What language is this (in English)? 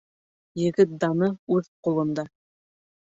Bashkir